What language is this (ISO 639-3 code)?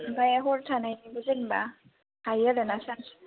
brx